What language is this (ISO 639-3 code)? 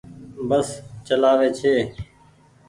gig